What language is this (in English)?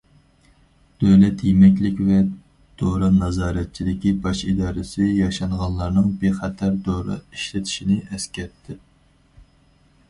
Uyghur